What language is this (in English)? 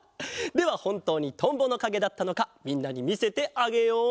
Japanese